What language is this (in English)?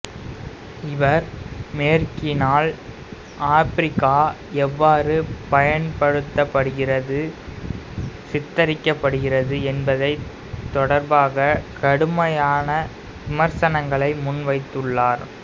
Tamil